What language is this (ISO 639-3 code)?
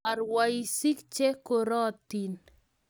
kln